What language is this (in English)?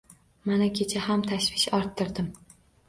Uzbek